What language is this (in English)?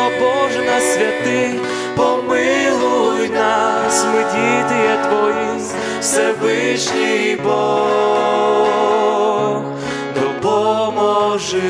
Ukrainian